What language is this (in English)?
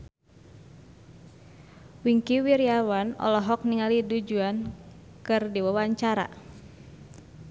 Sundanese